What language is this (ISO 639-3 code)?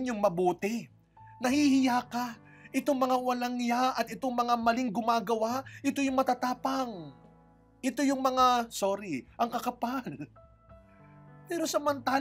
fil